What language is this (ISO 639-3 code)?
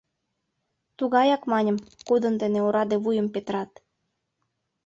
chm